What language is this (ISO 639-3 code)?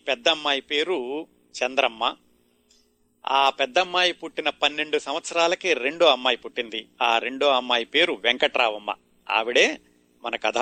tel